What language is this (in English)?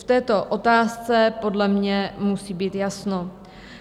Czech